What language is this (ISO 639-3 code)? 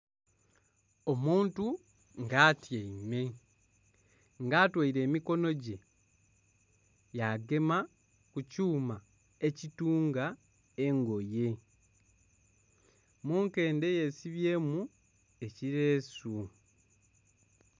xog